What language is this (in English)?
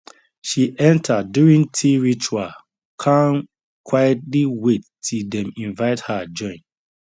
Nigerian Pidgin